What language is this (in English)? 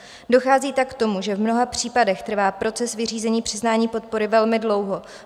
Czech